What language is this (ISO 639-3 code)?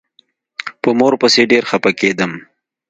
pus